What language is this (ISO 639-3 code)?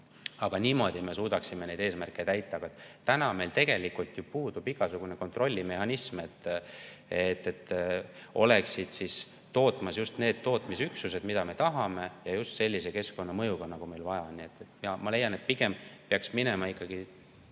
est